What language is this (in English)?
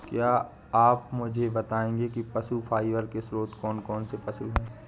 Hindi